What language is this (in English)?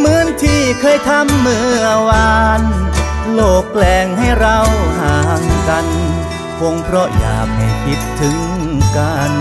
Thai